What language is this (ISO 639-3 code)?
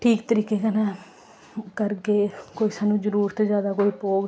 doi